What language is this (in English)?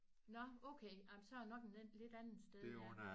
Danish